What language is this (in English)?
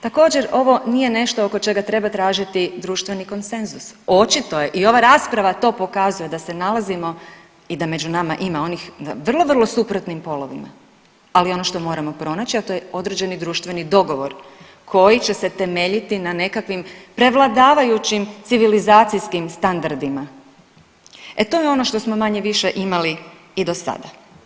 Croatian